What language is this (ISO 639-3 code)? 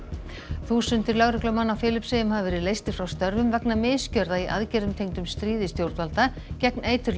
isl